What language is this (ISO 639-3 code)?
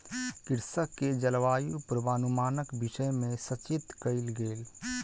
mai